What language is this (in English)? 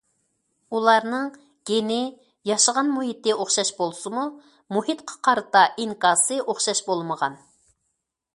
Uyghur